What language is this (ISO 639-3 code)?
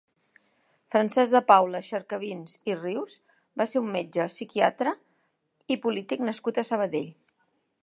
cat